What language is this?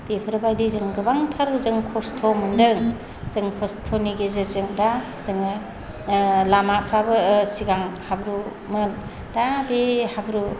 Bodo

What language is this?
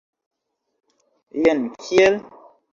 Esperanto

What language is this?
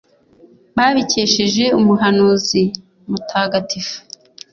Kinyarwanda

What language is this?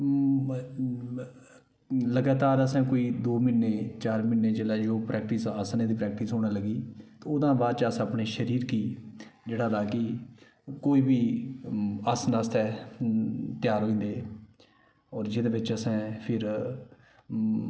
Dogri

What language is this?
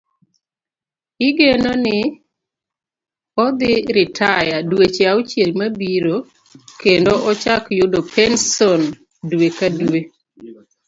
Luo (Kenya and Tanzania)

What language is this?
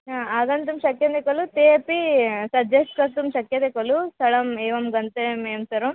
Sanskrit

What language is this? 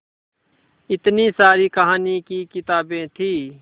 Hindi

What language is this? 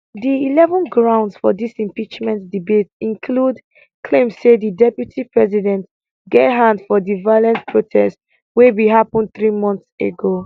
Nigerian Pidgin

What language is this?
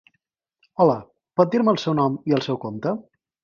Catalan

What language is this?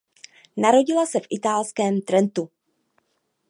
Czech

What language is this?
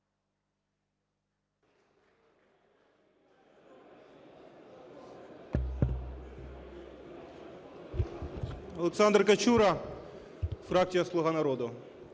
Ukrainian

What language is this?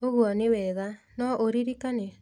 Kikuyu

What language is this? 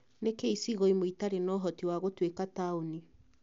Kikuyu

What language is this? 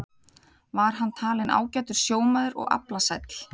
Icelandic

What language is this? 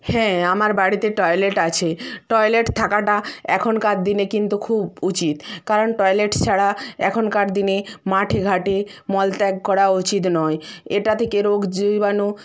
Bangla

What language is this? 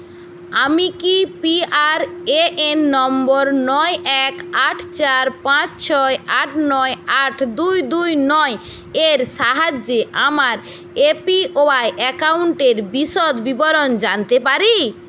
Bangla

